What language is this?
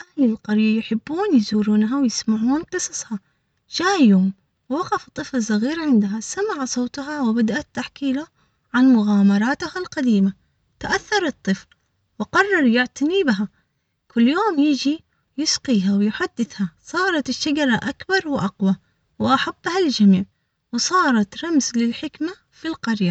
Omani Arabic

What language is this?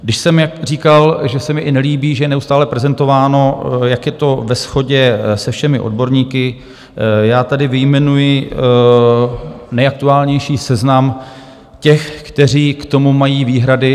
Czech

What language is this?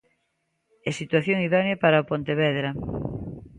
Galician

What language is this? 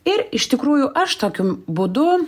Lithuanian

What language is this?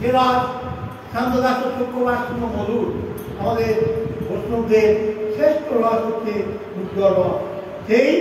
Bangla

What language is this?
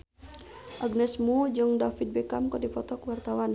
Sundanese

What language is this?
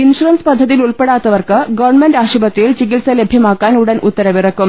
Malayalam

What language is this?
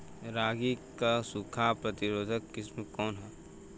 Bhojpuri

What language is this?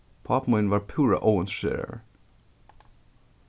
Faroese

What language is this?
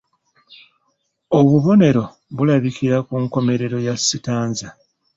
Ganda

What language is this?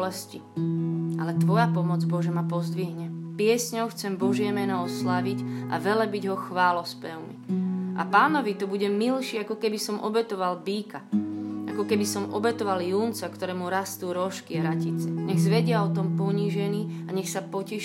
Slovak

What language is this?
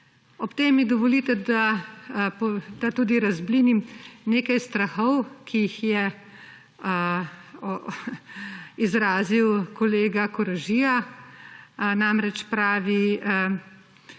Slovenian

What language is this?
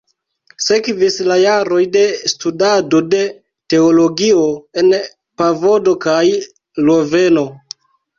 Esperanto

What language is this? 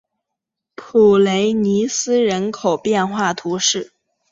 Chinese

